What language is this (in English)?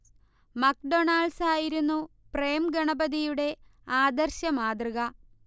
Malayalam